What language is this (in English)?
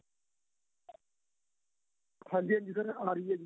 Punjabi